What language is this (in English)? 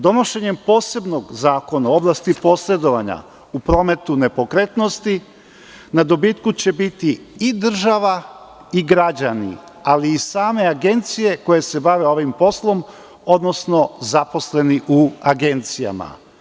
Serbian